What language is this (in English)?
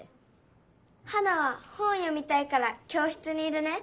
Japanese